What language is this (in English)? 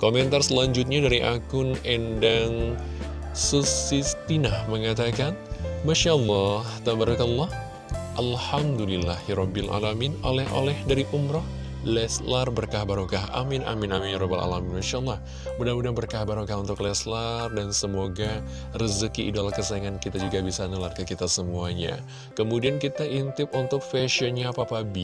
Indonesian